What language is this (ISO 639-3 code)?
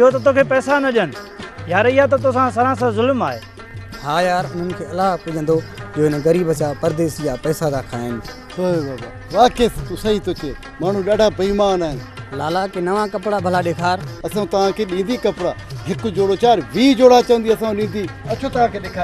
ara